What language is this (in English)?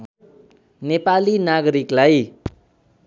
Nepali